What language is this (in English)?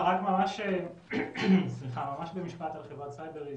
Hebrew